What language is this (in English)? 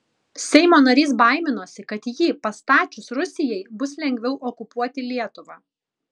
Lithuanian